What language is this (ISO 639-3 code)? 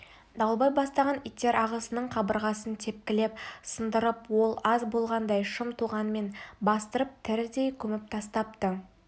kaz